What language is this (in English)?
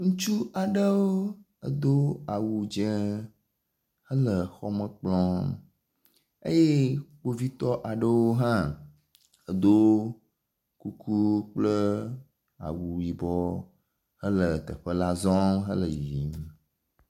Ewe